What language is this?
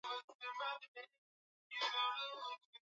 Swahili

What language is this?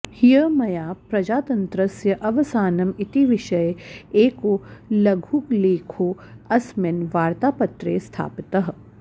Sanskrit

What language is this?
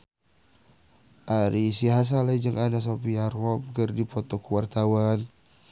Sundanese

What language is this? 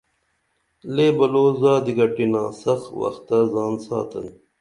Dameli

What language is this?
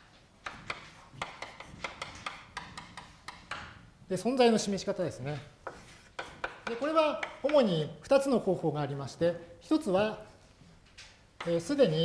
Japanese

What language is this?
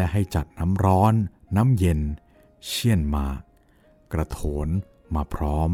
Thai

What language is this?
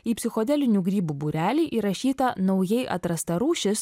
Lithuanian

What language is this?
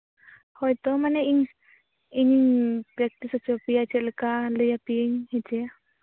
Santali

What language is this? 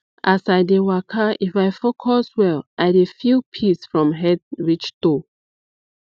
Nigerian Pidgin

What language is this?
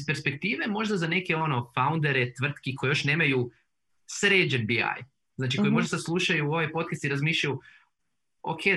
Croatian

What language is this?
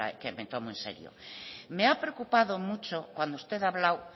Spanish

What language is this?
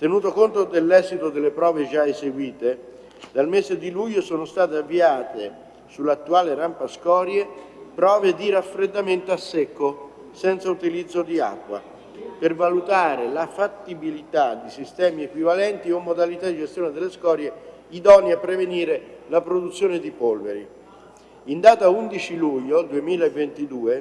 Italian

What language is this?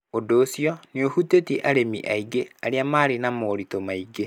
Kikuyu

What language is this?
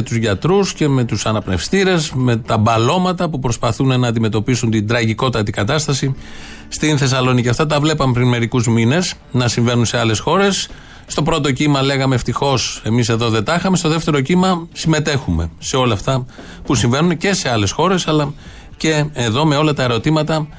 Greek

